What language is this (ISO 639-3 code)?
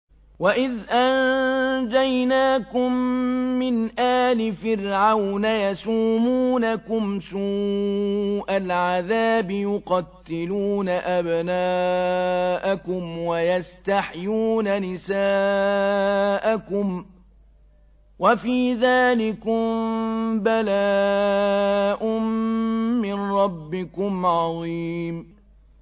ara